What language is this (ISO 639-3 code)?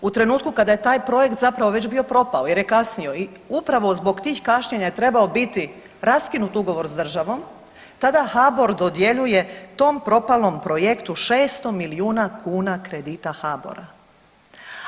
hrv